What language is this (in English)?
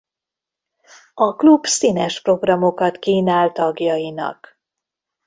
Hungarian